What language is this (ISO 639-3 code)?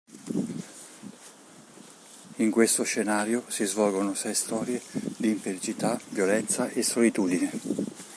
ita